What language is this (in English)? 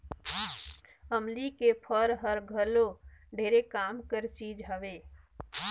Chhattisgarhi